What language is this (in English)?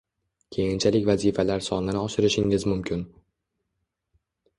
Uzbek